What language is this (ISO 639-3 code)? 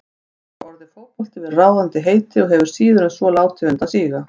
isl